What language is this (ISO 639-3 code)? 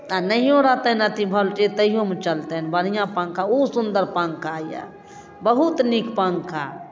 mai